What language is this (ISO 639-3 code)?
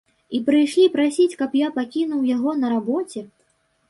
bel